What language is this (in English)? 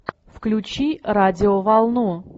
Russian